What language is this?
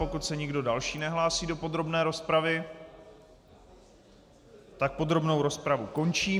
Czech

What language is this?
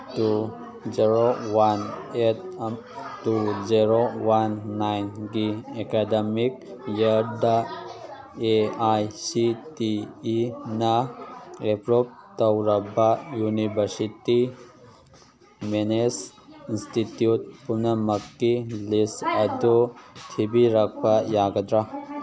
Manipuri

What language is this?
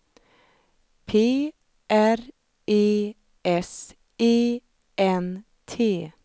Swedish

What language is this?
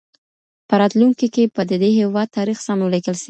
Pashto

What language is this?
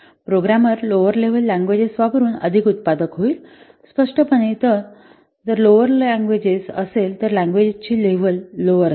Marathi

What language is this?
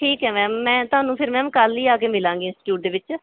Punjabi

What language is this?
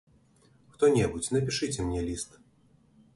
Belarusian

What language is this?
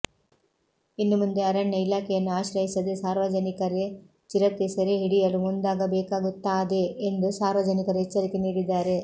Kannada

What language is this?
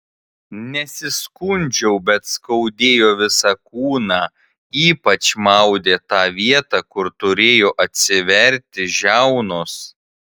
Lithuanian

